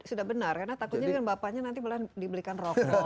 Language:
Indonesian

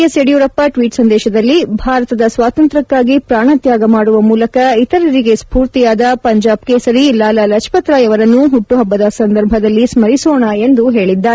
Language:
Kannada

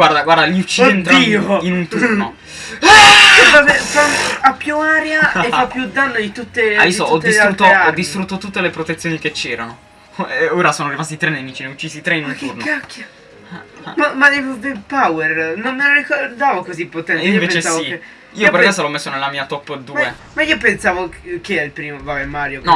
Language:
Italian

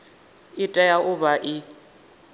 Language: Venda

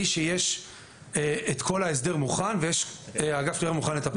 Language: Hebrew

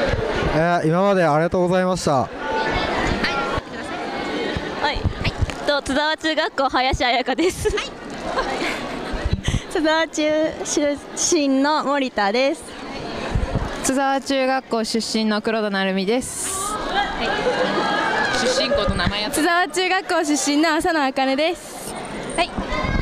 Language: Japanese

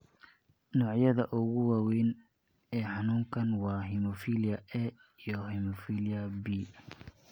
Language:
Somali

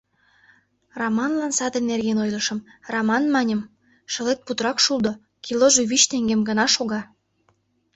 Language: Mari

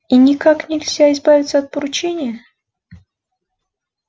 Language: Russian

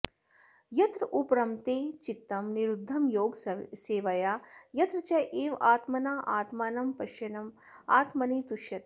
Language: Sanskrit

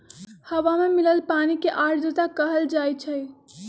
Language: Magahi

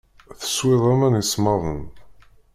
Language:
Kabyle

